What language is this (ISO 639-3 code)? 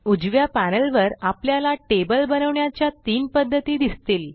mar